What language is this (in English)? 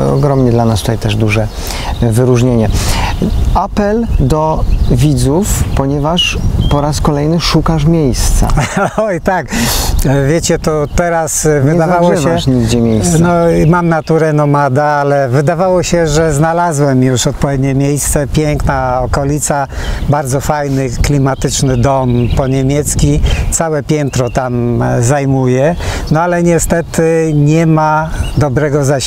Polish